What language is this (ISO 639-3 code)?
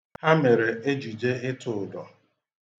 ibo